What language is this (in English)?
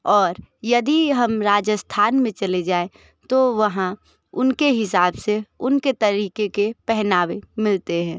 Hindi